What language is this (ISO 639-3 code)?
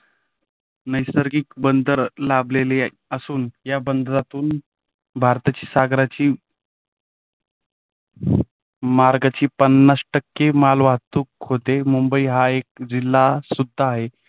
mar